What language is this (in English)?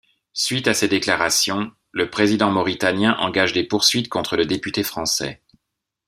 French